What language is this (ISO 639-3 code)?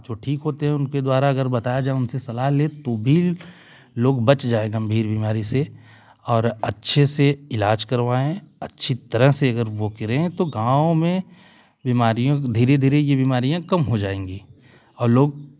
hin